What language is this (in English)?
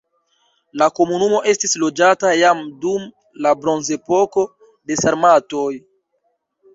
Esperanto